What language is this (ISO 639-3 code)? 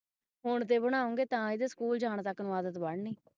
pan